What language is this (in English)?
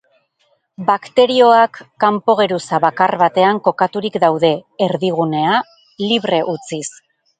Basque